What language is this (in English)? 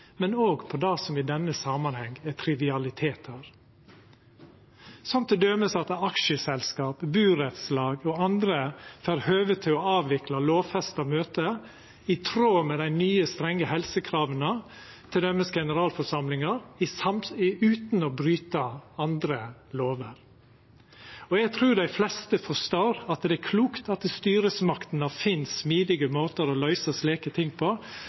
Norwegian Nynorsk